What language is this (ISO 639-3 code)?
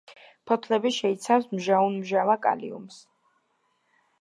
kat